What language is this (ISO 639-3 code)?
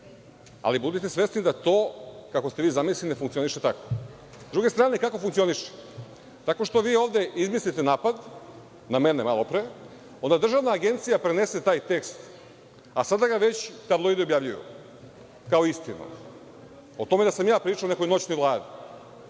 srp